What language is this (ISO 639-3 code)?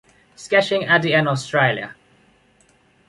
eng